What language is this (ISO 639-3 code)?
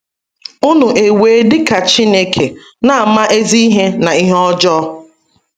ibo